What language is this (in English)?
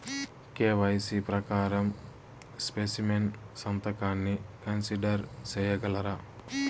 Telugu